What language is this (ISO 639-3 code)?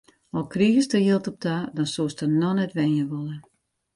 fry